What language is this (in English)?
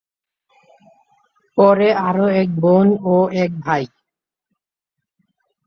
Bangla